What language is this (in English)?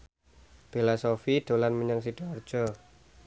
Javanese